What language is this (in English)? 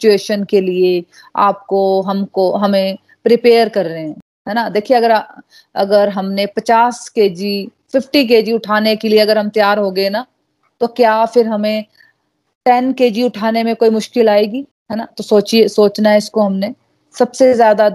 Hindi